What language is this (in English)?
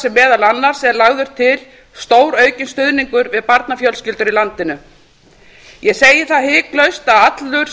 Icelandic